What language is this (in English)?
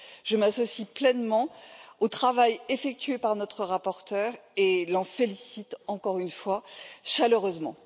French